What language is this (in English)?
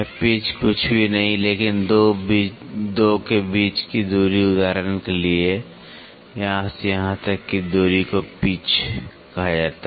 Hindi